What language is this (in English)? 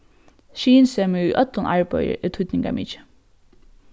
Faroese